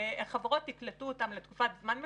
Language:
Hebrew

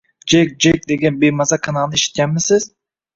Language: Uzbek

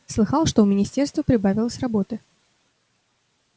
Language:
Russian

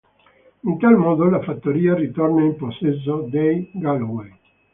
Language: Italian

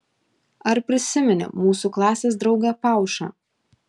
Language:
Lithuanian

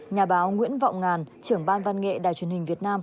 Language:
Vietnamese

